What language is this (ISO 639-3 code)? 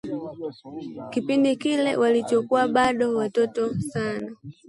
swa